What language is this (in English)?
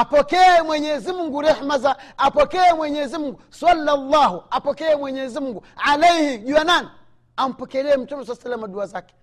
Swahili